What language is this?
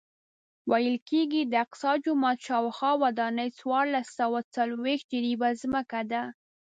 Pashto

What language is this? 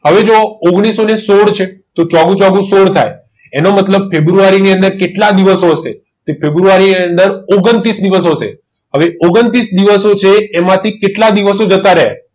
Gujarati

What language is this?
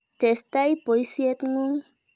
Kalenjin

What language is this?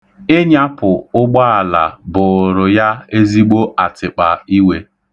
Igbo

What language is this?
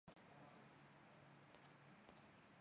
Chinese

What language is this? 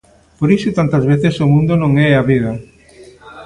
Galician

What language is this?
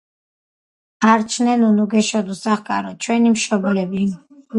Georgian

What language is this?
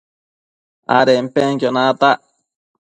Matsés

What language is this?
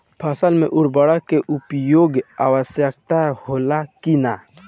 Bhojpuri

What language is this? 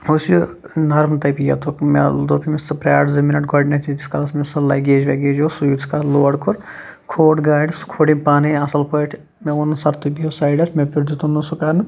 Kashmiri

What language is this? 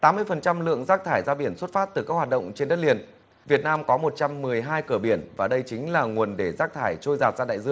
Vietnamese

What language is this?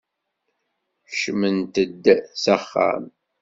Kabyle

